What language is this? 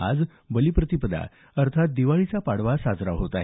Marathi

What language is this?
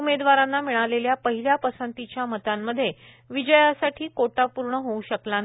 Marathi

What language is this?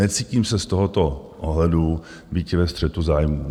Czech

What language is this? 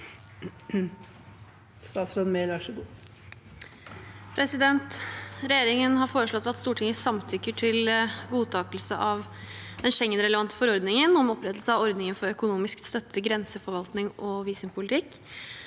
Norwegian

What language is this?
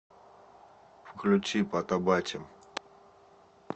Russian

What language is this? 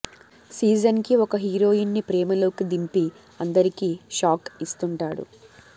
Telugu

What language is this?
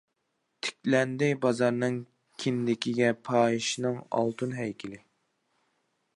Uyghur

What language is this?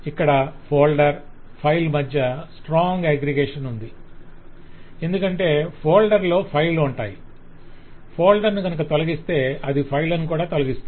Telugu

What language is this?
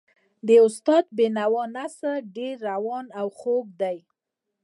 Pashto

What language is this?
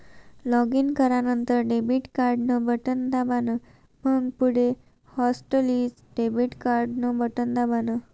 Marathi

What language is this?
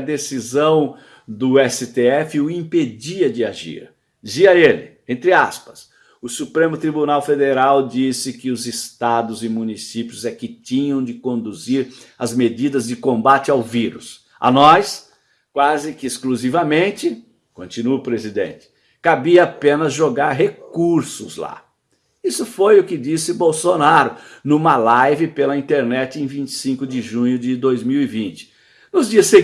Portuguese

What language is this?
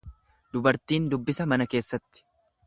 Oromo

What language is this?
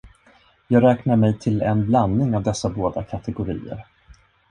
Swedish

